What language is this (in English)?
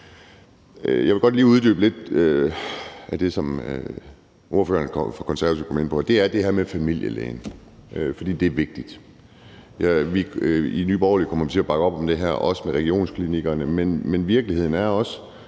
Danish